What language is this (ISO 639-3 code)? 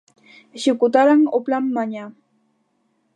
glg